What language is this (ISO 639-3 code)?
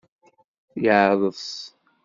kab